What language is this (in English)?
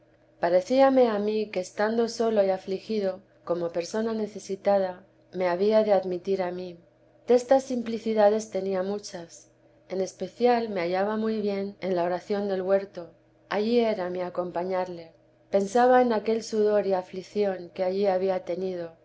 Spanish